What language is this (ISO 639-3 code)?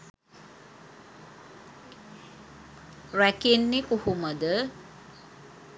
sin